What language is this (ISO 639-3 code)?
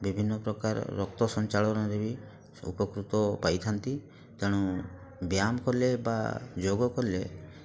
ori